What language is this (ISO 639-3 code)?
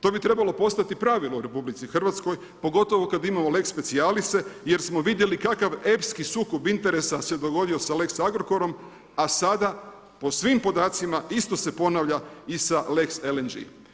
hrv